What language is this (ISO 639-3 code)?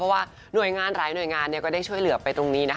tha